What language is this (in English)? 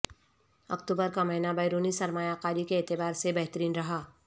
Urdu